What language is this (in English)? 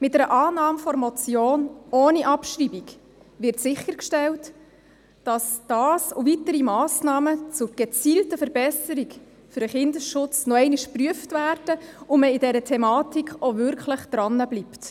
Swiss German